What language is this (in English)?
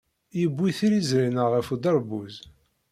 Kabyle